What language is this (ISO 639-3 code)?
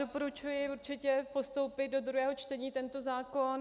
ces